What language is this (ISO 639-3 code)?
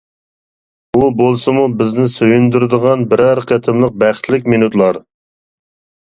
uig